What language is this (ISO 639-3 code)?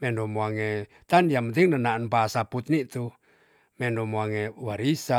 txs